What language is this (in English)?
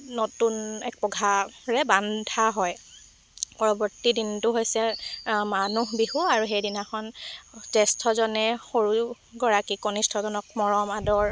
Assamese